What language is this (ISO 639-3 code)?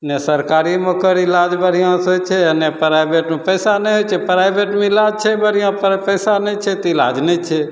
mai